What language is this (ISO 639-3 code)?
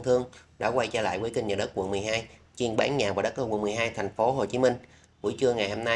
vie